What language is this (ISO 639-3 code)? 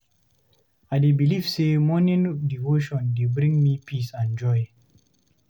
pcm